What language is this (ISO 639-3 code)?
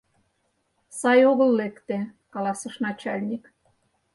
chm